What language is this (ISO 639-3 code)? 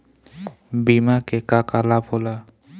bho